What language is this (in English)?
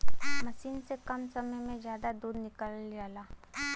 Bhojpuri